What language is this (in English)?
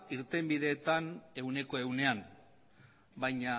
Basque